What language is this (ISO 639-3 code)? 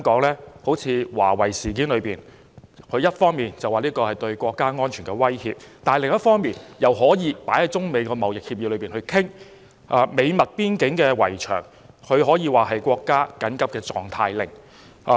yue